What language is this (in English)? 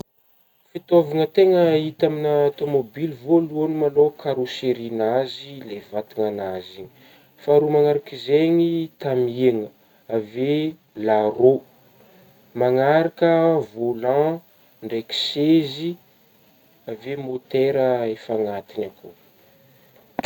Northern Betsimisaraka Malagasy